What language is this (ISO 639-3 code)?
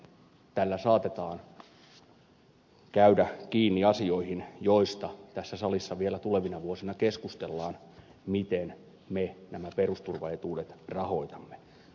fin